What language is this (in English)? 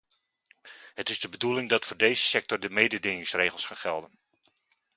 Dutch